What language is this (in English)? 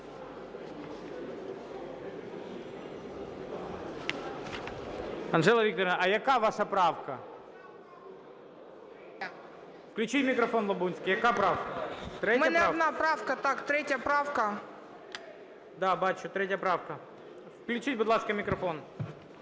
Ukrainian